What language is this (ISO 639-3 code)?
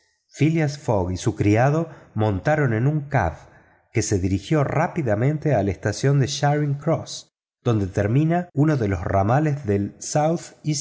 spa